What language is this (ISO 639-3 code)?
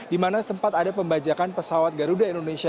ind